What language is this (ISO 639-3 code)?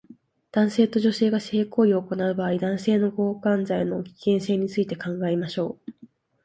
jpn